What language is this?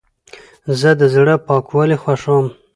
Pashto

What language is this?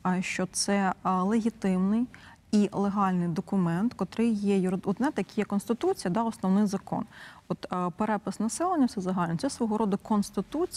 Ukrainian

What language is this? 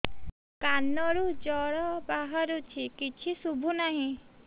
Odia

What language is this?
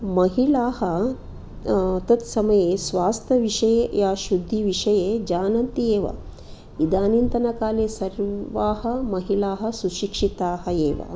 Sanskrit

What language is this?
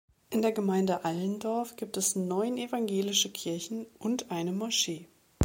German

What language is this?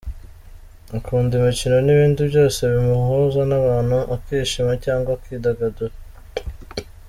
Kinyarwanda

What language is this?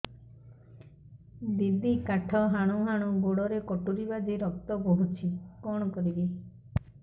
Odia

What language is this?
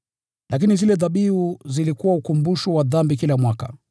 Swahili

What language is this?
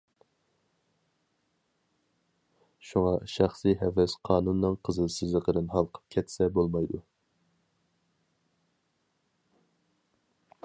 Uyghur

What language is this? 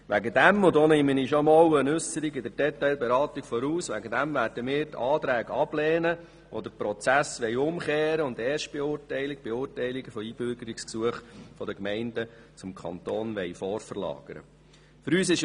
Swiss German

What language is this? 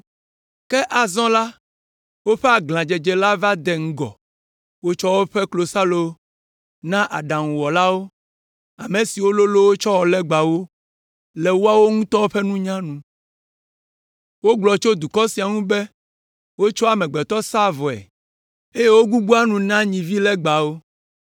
Ewe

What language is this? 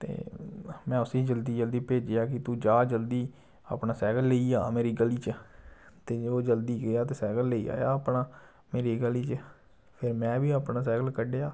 Dogri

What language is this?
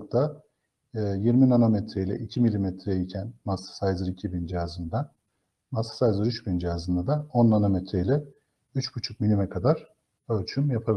Turkish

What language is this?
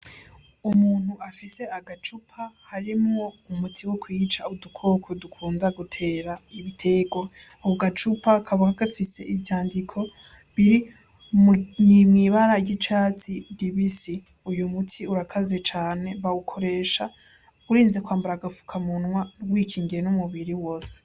Rundi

